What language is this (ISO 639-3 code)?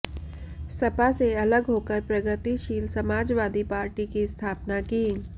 hin